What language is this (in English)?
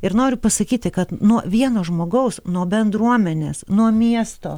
Lithuanian